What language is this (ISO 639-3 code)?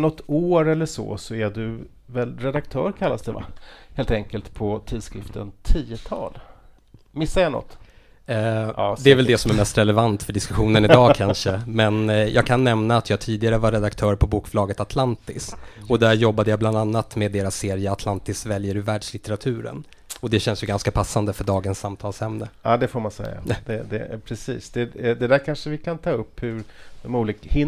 swe